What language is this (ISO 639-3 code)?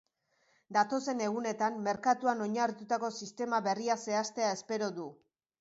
eus